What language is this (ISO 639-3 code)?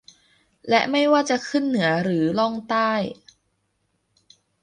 tha